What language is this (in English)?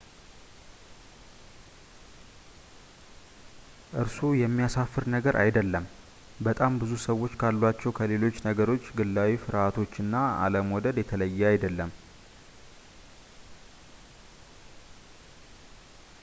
Amharic